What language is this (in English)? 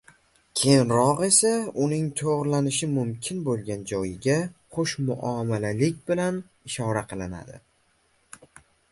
Uzbek